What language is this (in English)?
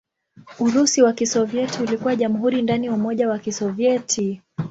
Swahili